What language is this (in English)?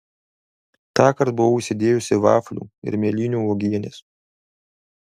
Lithuanian